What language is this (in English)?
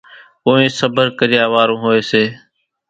Kachi Koli